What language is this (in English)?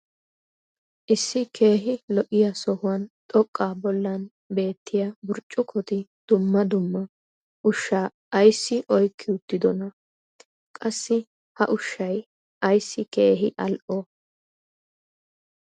Wolaytta